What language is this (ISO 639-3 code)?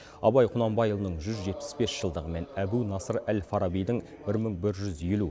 kaz